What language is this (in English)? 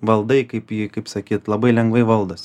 Lithuanian